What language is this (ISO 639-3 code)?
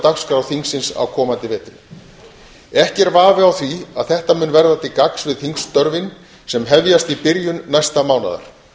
isl